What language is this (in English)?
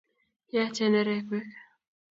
Kalenjin